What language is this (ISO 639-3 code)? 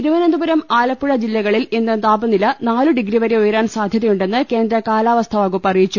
mal